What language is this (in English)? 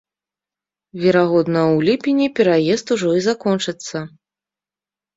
Belarusian